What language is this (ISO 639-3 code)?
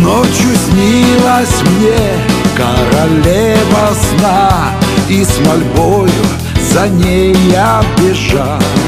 rus